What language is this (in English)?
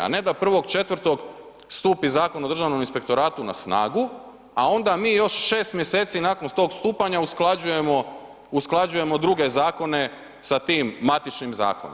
Croatian